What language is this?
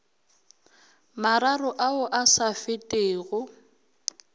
Northern Sotho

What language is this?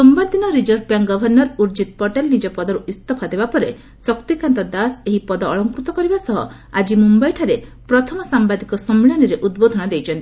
Odia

